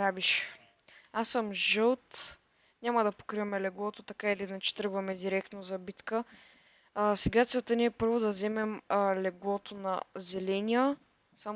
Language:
Bulgarian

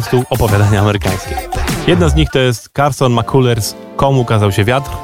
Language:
Polish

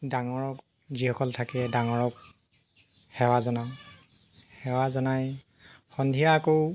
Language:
Assamese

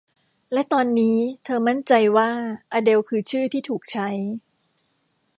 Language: Thai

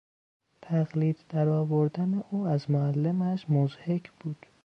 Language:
Persian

